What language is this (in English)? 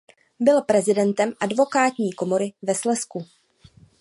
Czech